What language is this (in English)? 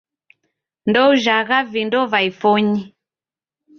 Taita